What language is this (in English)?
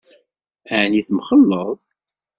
Kabyle